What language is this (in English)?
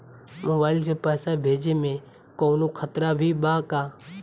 Bhojpuri